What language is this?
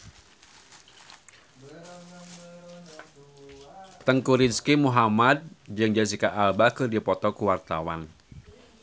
Sundanese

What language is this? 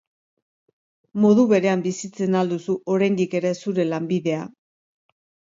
Basque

